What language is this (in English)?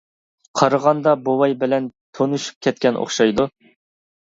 Uyghur